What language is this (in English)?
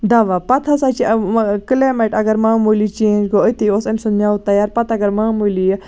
Kashmiri